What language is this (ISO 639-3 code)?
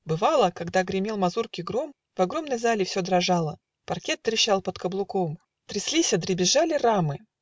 rus